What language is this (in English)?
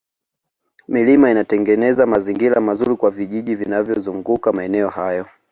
Swahili